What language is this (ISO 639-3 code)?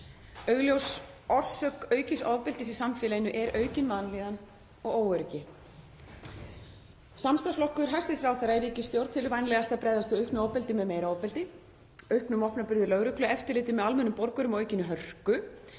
isl